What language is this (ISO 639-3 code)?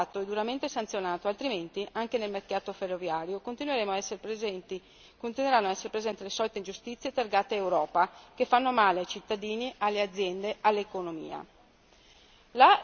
ita